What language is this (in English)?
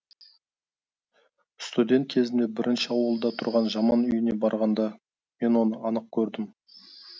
Kazakh